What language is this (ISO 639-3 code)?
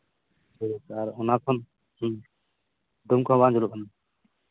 sat